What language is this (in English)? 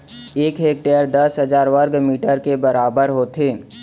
Chhattisgarhi